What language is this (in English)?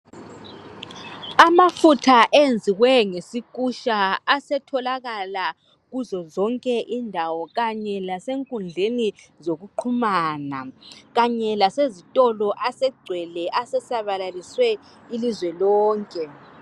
North Ndebele